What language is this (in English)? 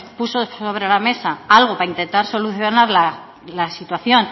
Spanish